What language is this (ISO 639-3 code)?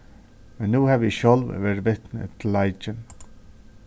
fao